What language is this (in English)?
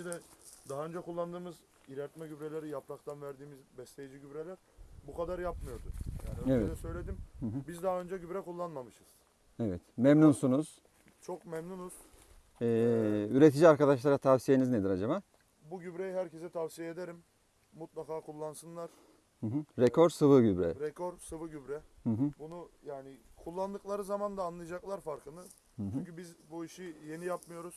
Turkish